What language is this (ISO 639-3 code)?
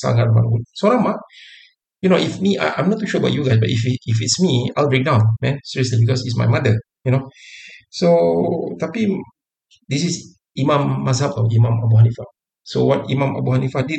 msa